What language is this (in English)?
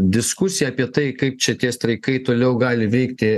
Lithuanian